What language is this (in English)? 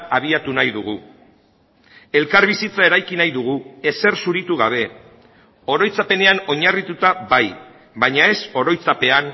Basque